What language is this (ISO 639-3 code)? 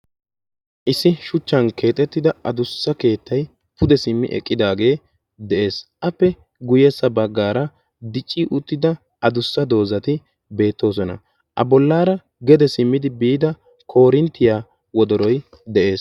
wal